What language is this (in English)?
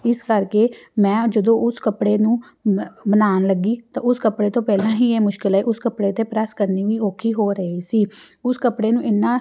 Punjabi